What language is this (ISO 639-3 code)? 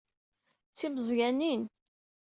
kab